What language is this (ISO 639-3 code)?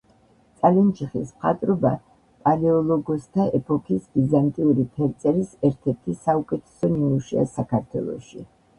kat